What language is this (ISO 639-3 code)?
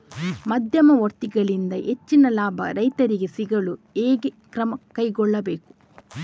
kan